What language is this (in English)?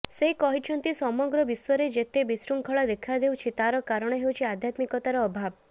Odia